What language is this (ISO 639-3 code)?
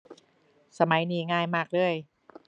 tha